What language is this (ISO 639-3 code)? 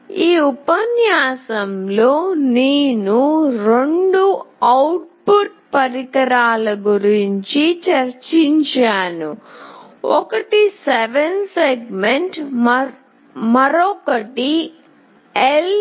tel